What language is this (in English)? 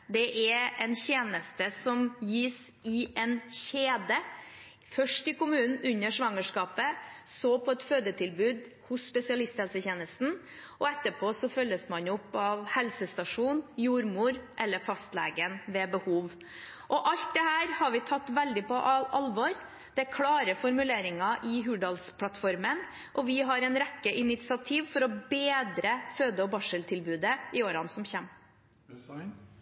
Norwegian Bokmål